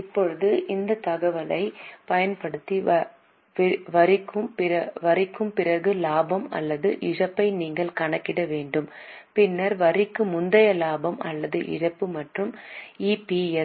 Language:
Tamil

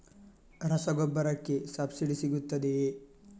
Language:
Kannada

